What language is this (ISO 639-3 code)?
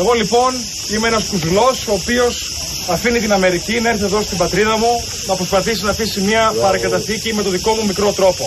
ell